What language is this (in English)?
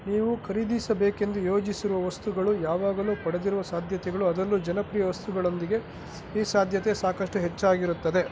Kannada